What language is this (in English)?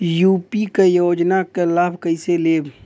Bhojpuri